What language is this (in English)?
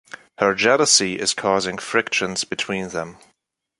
English